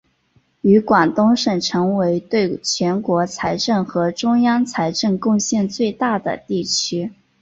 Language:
Chinese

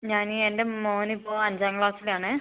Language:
Malayalam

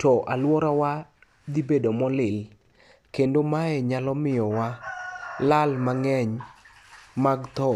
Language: Luo (Kenya and Tanzania)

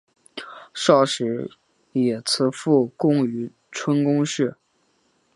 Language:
Chinese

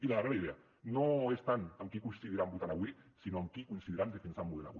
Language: Catalan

